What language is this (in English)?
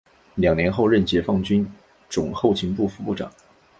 Chinese